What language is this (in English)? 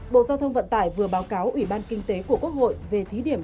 Vietnamese